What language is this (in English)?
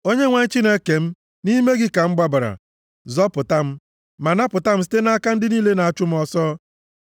Igbo